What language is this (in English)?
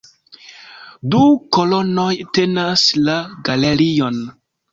Esperanto